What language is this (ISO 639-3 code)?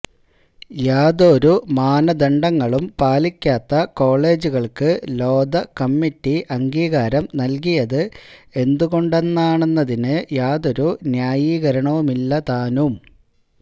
mal